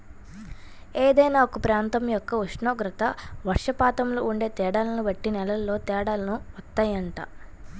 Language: Telugu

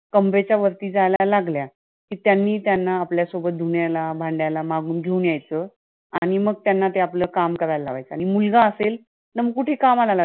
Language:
Marathi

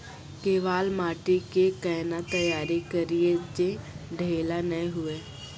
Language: Maithili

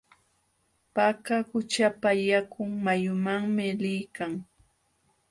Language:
Jauja Wanca Quechua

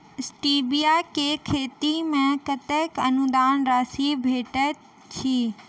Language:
Maithili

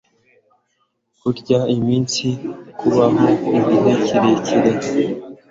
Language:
Kinyarwanda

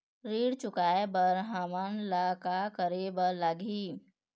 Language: Chhattisgarhi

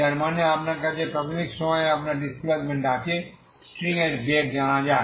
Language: Bangla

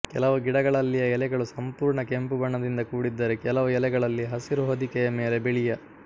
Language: Kannada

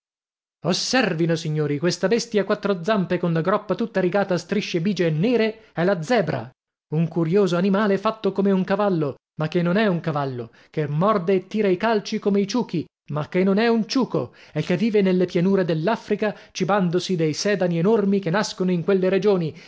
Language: Italian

